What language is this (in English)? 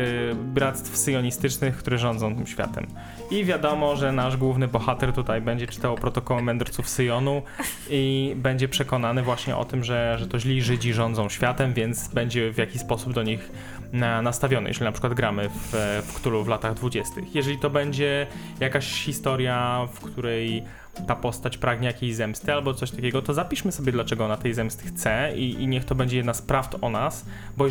Polish